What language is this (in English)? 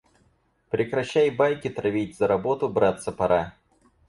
Russian